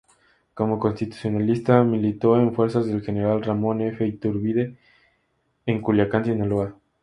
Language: Spanish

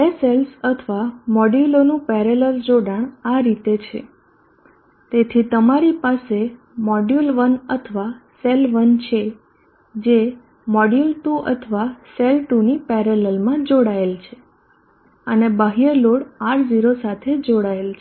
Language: Gujarati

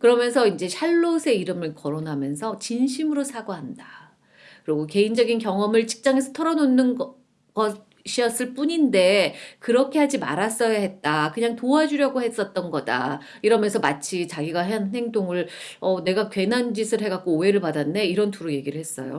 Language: Korean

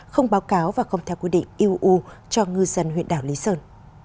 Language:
Vietnamese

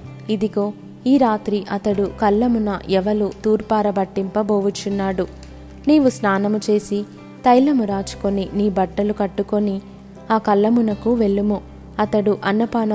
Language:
Telugu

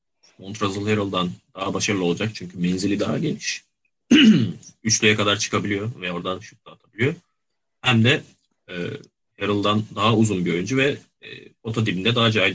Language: Turkish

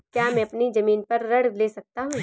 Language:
Hindi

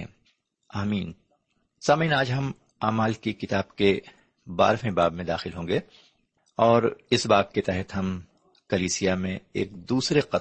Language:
Urdu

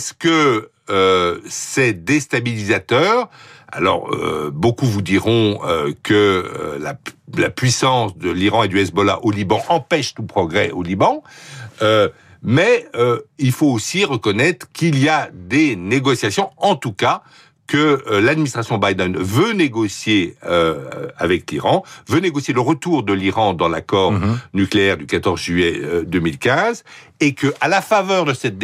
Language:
French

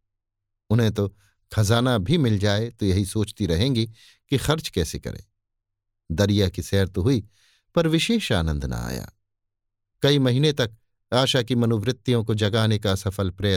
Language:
Hindi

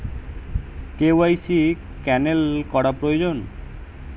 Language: Bangla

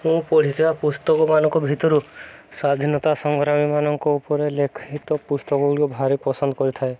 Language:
Odia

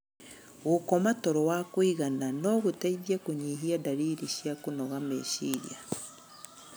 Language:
Kikuyu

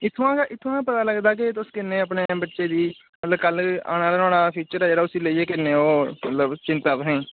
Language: Dogri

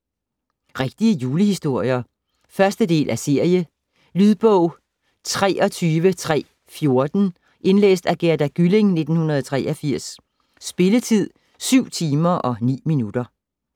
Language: Danish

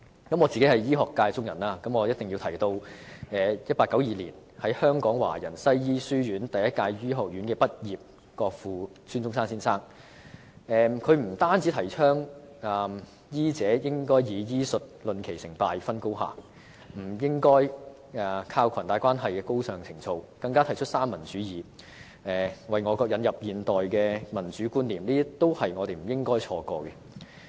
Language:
Cantonese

